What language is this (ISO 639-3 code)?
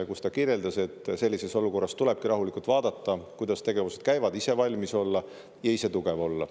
est